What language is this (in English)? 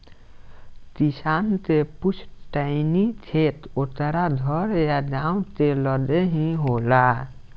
Bhojpuri